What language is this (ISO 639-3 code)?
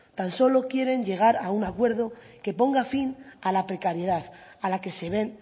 spa